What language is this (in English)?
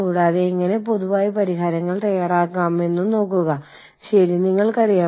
Malayalam